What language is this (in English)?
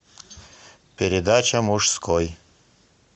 Russian